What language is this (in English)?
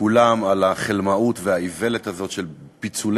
Hebrew